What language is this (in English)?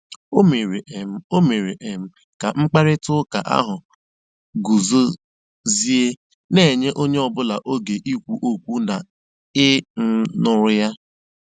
Igbo